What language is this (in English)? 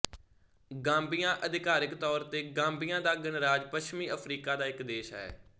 Punjabi